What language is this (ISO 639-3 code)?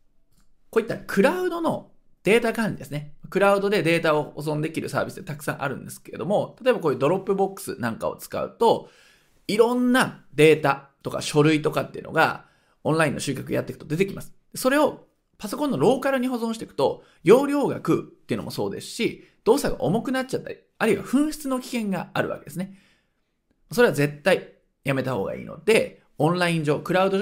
jpn